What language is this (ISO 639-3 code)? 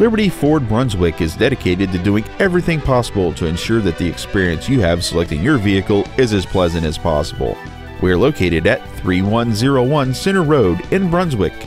eng